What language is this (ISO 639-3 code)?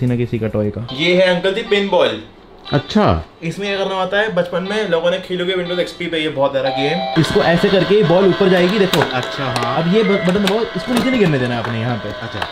hin